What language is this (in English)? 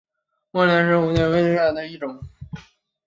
Chinese